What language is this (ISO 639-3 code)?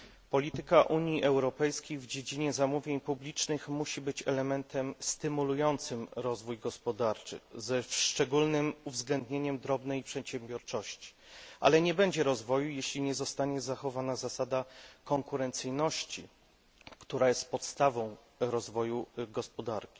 pol